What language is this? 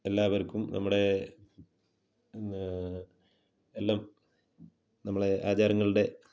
Malayalam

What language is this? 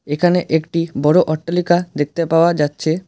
Bangla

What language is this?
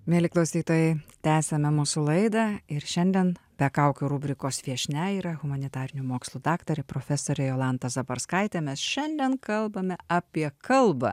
Lithuanian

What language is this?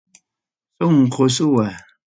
Ayacucho Quechua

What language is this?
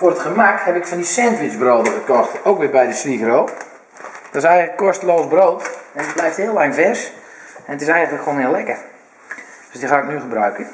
Dutch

